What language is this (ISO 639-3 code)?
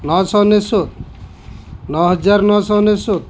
ori